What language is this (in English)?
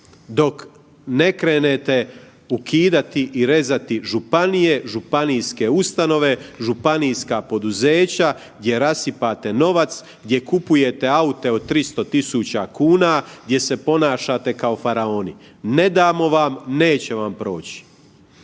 Croatian